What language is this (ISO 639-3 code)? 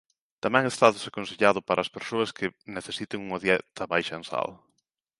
glg